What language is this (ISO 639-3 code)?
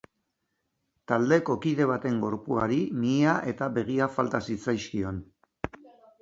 eus